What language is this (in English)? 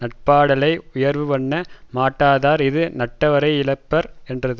Tamil